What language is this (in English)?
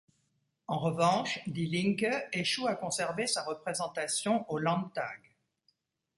French